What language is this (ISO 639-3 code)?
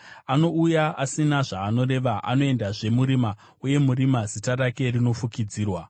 sna